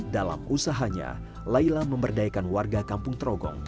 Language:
Indonesian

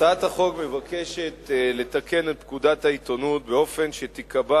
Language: Hebrew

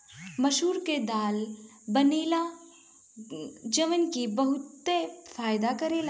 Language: Bhojpuri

